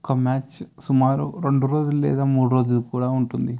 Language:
Telugu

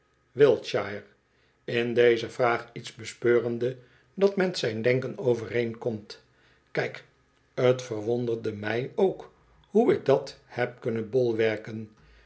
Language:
Dutch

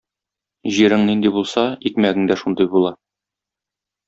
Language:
Tatar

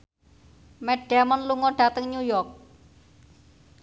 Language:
Javanese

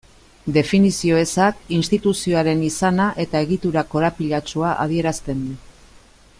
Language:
Basque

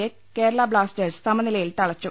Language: Malayalam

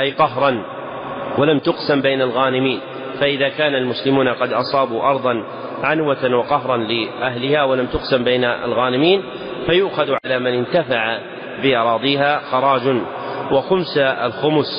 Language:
Arabic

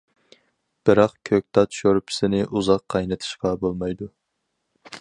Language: Uyghur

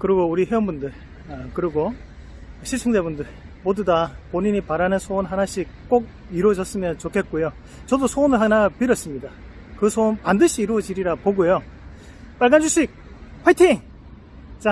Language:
Korean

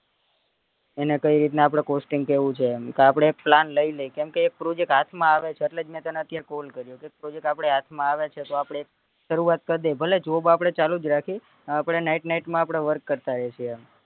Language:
Gujarati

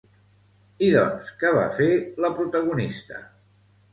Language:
Catalan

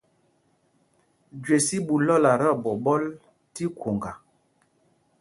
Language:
Mpumpong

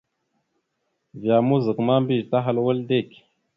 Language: Mada (Cameroon)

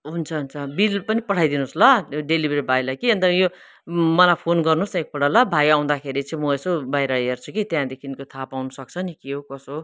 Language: Nepali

